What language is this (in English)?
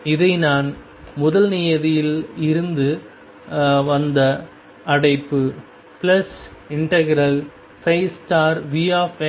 Tamil